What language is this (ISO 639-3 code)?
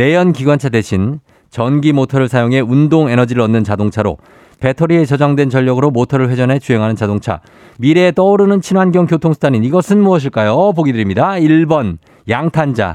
kor